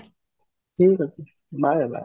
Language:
Odia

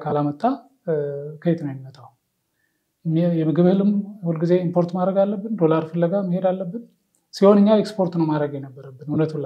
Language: Arabic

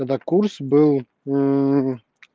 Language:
Russian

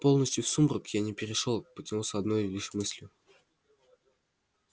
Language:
Russian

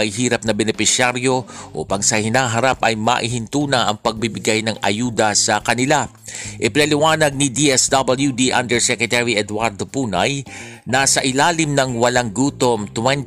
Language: Filipino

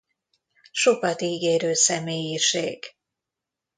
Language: Hungarian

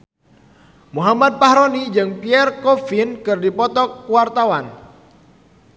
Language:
Sundanese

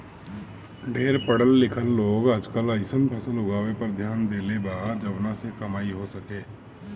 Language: Bhojpuri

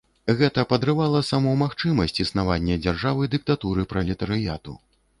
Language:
Belarusian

